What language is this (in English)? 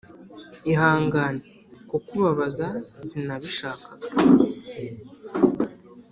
Kinyarwanda